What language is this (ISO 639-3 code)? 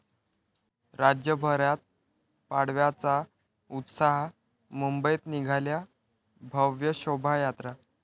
mar